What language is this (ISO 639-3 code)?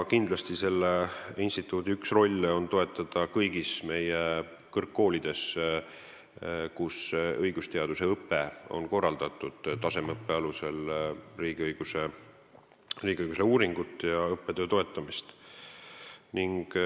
est